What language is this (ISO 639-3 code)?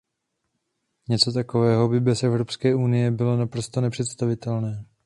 ces